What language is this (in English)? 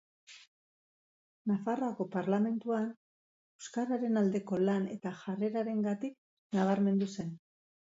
Basque